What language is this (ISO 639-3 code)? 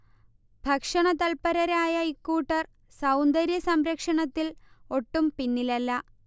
mal